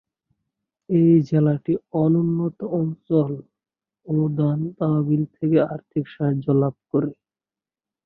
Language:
Bangla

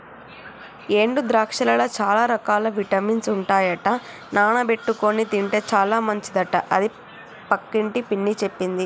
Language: Telugu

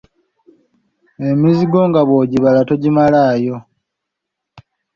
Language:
Ganda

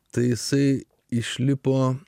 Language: Lithuanian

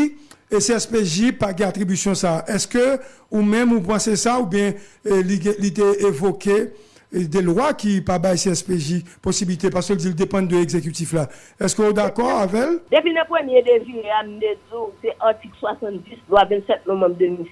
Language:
French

